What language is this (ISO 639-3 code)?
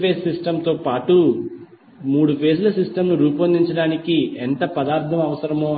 tel